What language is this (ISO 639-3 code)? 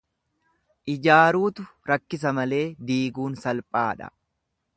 orm